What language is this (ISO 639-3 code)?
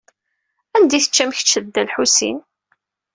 kab